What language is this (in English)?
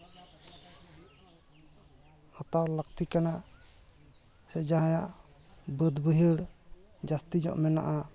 Santali